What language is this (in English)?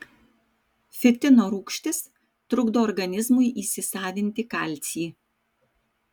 Lithuanian